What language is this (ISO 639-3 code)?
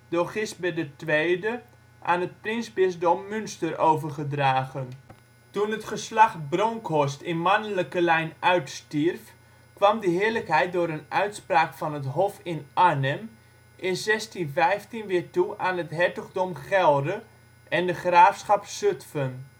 nld